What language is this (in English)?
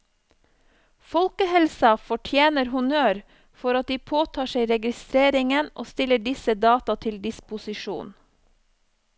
Norwegian